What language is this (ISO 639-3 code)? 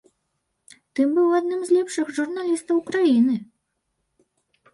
bel